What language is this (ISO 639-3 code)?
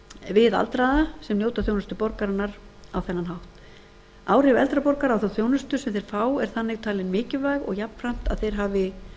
isl